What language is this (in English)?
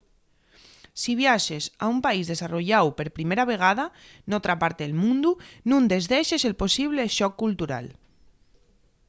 Asturian